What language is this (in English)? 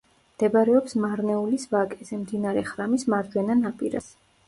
Georgian